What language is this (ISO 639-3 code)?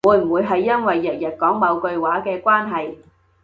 yue